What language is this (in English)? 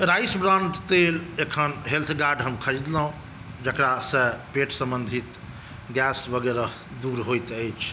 Maithili